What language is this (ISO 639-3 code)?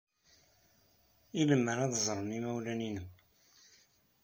kab